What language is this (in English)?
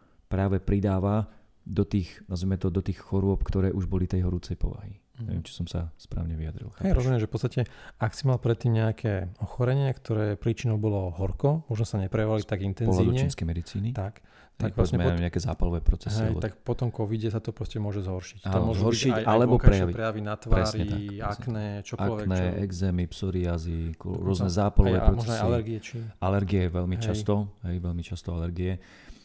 Slovak